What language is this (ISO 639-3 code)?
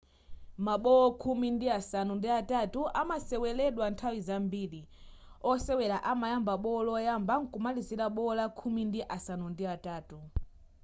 nya